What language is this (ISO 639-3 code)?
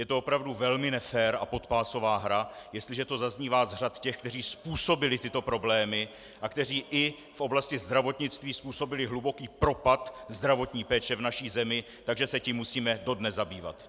ces